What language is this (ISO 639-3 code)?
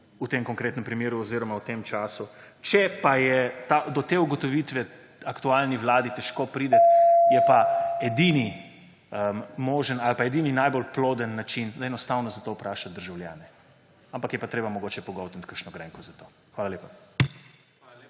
slv